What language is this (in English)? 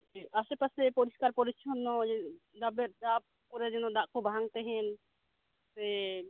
Santali